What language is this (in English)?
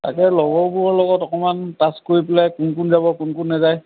Assamese